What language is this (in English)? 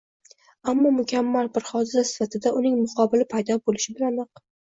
Uzbek